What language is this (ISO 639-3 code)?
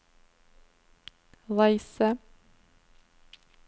nor